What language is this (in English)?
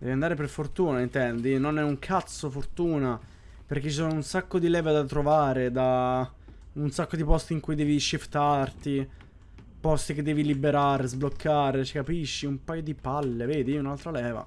Italian